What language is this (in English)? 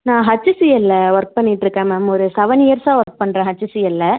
Tamil